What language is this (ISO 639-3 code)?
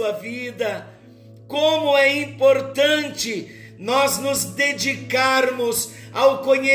por